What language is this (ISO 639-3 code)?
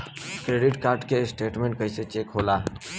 bho